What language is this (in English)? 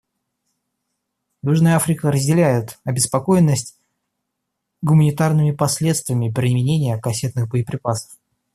Russian